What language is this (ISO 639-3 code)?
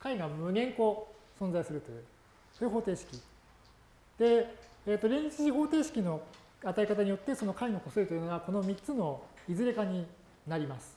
jpn